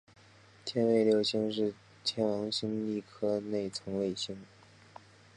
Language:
Chinese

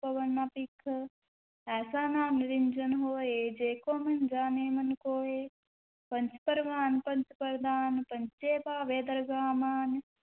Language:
Punjabi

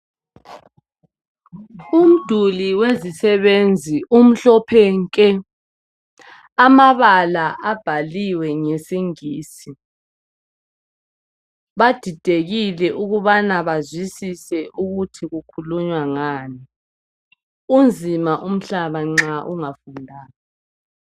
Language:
North Ndebele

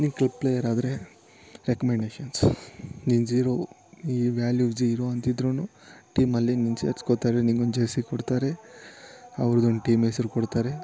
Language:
Kannada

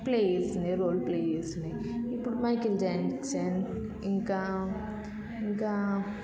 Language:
Telugu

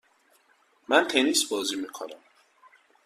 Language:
Persian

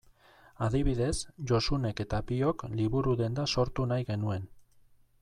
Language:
Basque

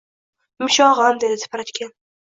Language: Uzbek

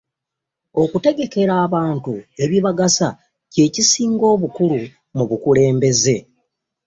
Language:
Ganda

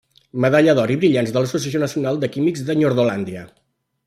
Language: Catalan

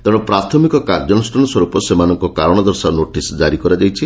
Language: Odia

